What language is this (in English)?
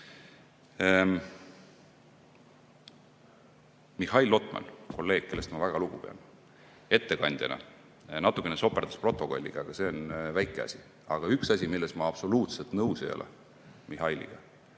Estonian